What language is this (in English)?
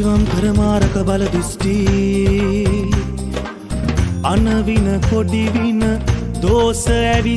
Romanian